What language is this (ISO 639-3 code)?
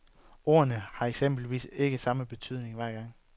dan